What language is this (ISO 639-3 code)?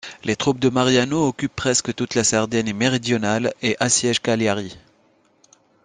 fra